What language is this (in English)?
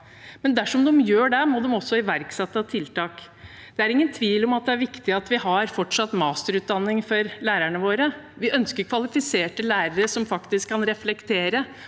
Norwegian